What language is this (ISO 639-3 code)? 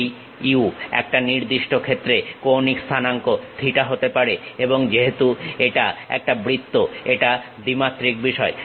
ben